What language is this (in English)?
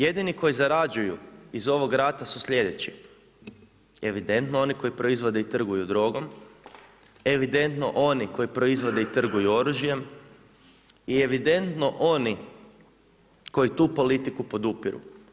Croatian